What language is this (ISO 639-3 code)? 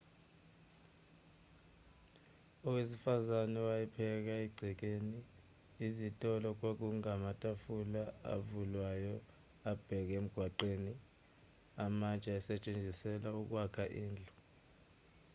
zul